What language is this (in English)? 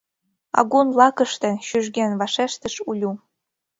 Mari